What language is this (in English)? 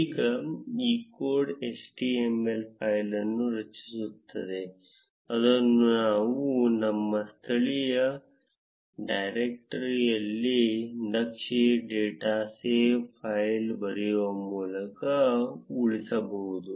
Kannada